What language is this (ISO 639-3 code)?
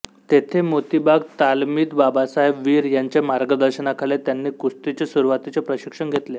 mar